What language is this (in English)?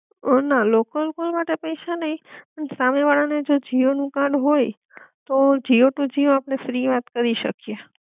Gujarati